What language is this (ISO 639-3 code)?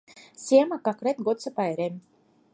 chm